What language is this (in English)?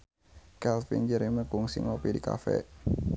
Sundanese